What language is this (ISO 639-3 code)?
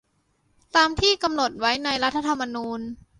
tha